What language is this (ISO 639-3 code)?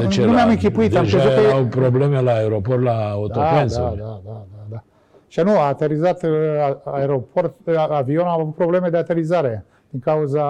ron